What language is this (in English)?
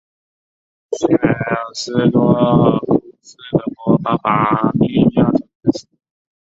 Chinese